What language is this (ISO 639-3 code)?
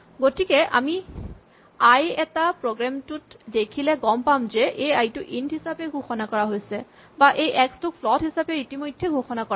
asm